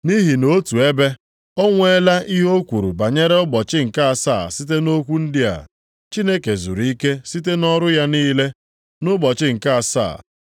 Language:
Igbo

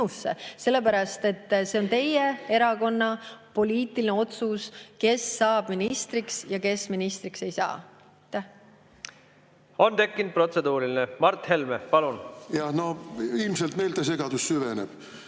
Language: Estonian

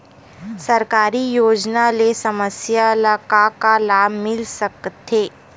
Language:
Chhattisgarhi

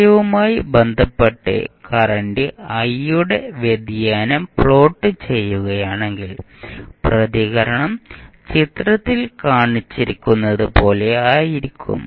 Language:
Malayalam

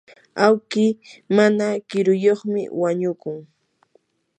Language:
Yanahuanca Pasco Quechua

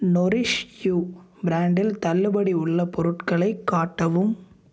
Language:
Tamil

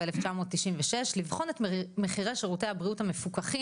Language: Hebrew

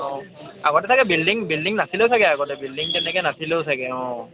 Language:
Assamese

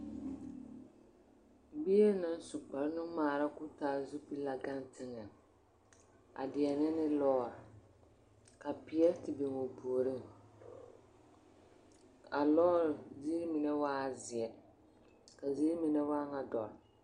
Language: Southern Dagaare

